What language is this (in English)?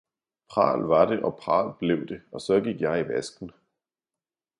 Danish